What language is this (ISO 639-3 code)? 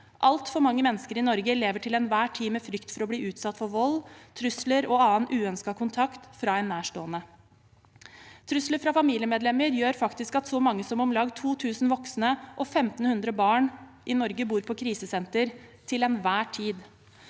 nor